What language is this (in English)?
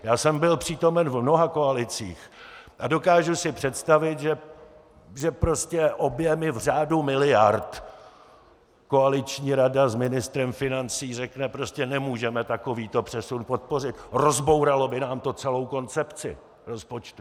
Czech